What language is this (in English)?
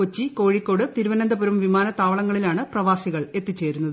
Malayalam